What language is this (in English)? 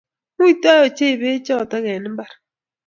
Kalenjin